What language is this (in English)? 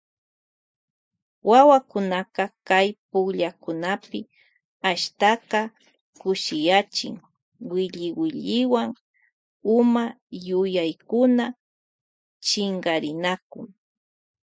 Loja Highland Quichua